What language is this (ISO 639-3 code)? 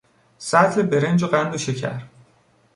fas